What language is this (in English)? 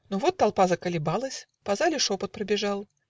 Russian